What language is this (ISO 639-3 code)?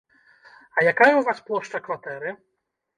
bel